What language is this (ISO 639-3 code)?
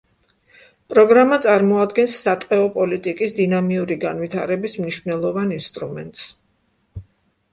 kat